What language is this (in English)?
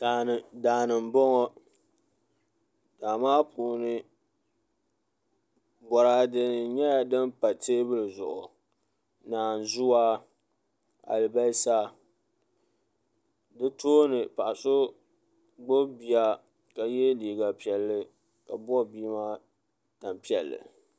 Dagbani